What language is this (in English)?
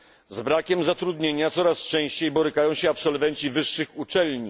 Polish